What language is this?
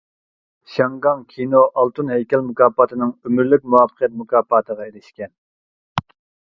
Uyghur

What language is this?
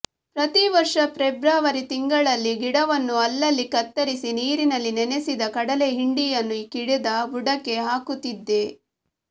Kannada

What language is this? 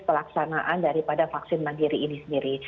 Indonesian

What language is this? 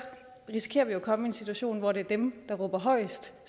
Danish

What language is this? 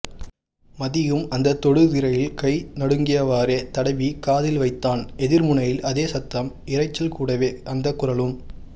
Tamil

